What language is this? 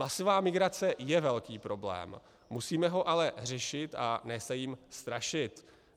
Czech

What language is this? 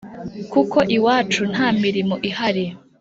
Kinyarwanda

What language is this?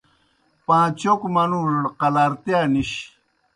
Kohistani Shina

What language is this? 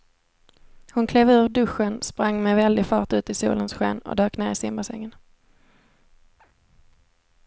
Swedish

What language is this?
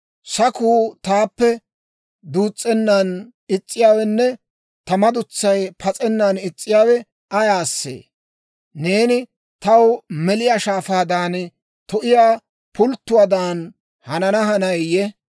Dawro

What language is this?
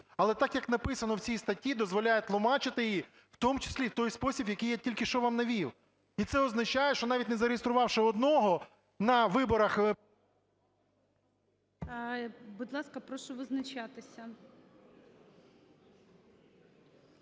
Ukrainian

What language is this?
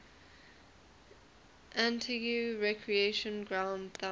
English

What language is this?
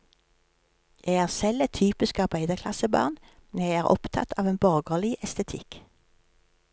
Norwegian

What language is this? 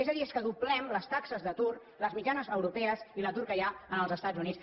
Catalan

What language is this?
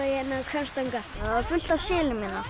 Icelandic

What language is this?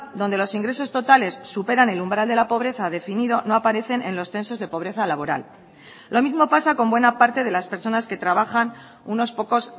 Spanish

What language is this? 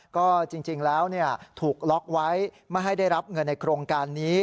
Thai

